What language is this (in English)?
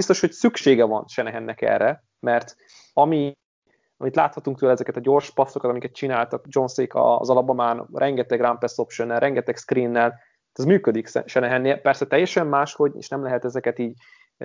Hungarian